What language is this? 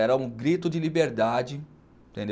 Portuguese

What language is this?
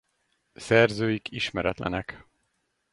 Hungarian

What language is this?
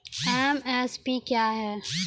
Maithili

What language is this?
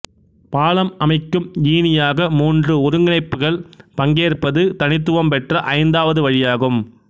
Tamil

